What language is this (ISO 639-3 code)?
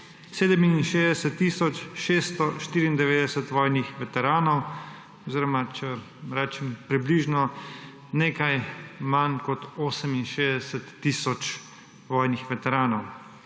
slv